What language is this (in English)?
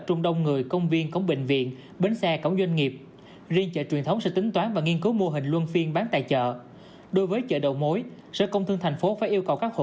Vietnamese